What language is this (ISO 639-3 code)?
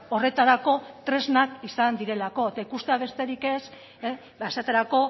eus